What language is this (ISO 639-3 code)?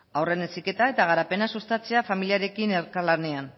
eus